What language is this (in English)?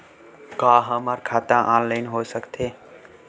Chhattisgarhi